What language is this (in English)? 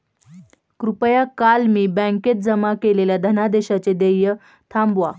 Marathi